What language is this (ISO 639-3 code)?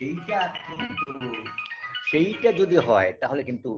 ben